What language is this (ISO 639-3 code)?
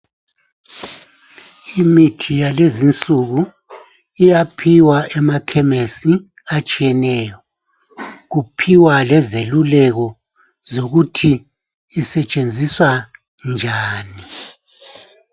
nde